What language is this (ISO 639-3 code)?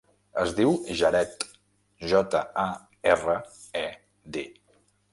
cat